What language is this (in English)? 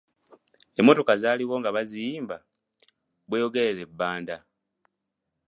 Ganda